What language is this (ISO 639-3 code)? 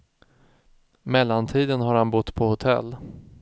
swe